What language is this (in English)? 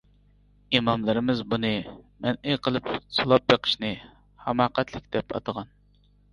Uyghur